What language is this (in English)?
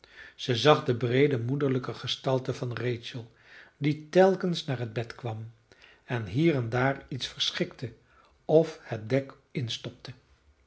Dutch